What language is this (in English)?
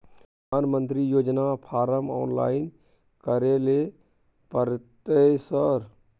Maithili